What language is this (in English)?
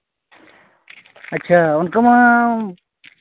Santali